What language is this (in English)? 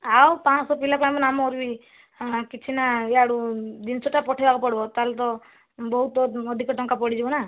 Odia